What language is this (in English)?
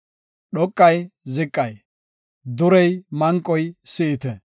Gofa